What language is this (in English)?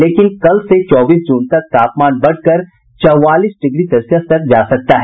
Hindi